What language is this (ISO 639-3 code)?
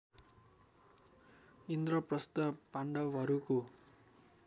nep